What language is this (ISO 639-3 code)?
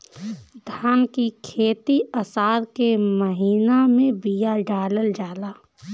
bho